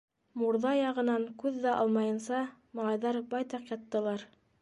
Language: Bashkir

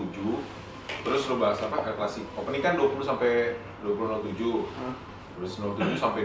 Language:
Indonesian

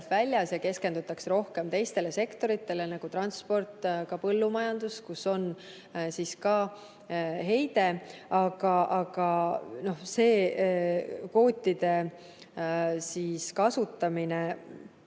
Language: Estonian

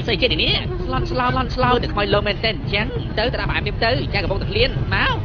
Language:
Thai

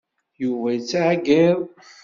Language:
Kabyle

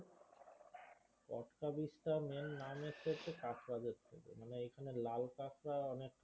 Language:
Bangla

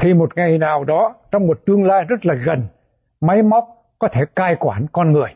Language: Vietnamese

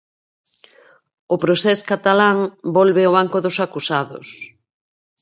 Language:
Galician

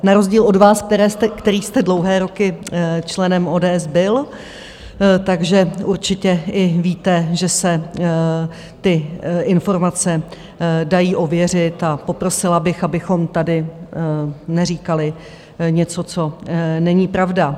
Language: Czech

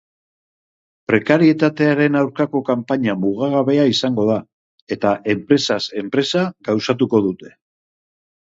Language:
Basque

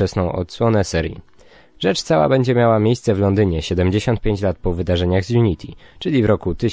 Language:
Polish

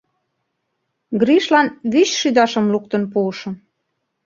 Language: Mari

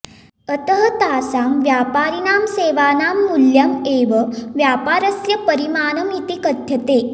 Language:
Sanskrit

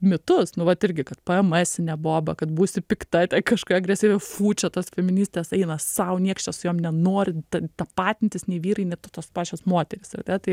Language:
Lithuanian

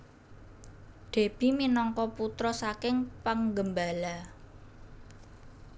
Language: Javanese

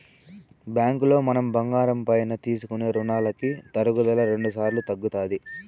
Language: Telugu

